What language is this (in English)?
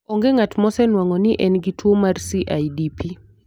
Luo (Kenya and Tanzania)